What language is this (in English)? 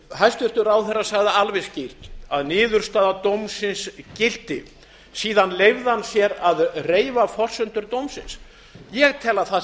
Icelandic